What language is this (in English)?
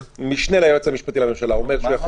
Hebrew